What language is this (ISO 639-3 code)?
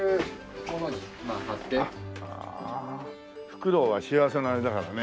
jpn